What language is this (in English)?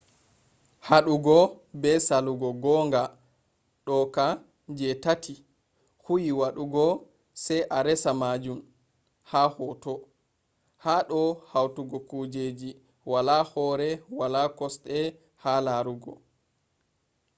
Fula